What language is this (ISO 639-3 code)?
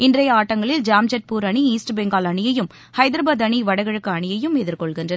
tam